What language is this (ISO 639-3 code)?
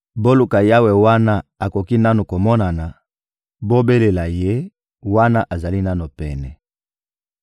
lin